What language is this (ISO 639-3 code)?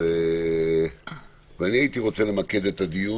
heb